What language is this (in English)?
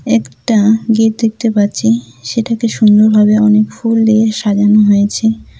Bangla